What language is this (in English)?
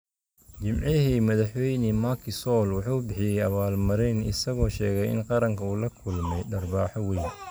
Somali